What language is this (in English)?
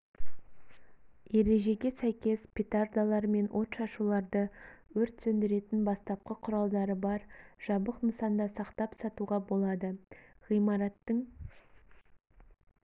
Kazakh